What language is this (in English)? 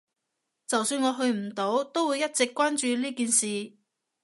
Cantonese